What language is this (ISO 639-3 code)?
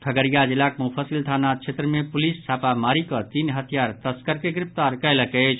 mai